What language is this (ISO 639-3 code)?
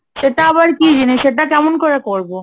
ben